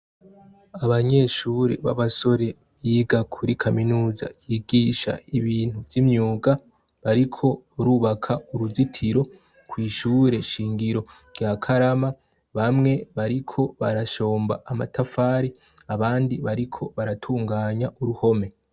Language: Rundi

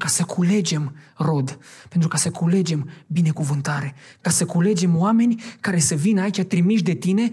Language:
Romanian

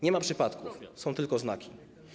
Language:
Polish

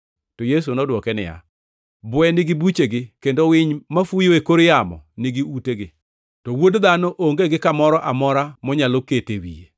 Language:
Luo (Kenya and Tanzania)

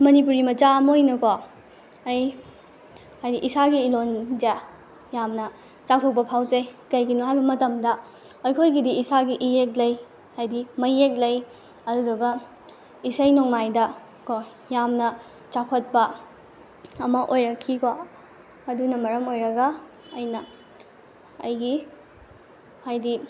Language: Manipuri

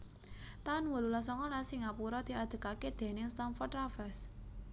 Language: Javanese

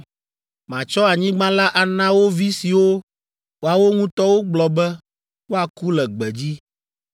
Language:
Ewe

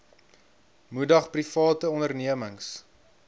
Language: Afrikaans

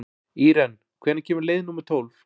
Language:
Icelandic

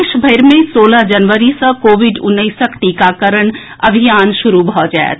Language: Maithili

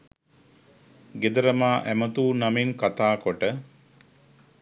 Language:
Sinhala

